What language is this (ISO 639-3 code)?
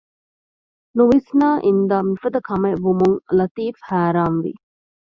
div